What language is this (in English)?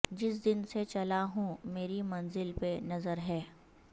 Urdu